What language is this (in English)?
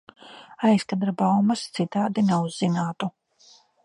Latvian